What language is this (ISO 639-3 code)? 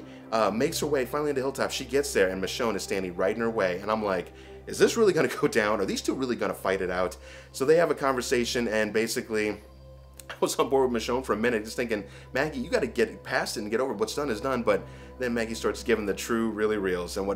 eng